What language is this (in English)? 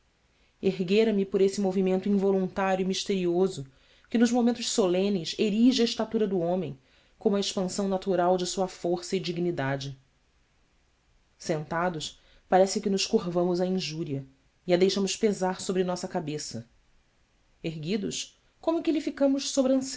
Portuguese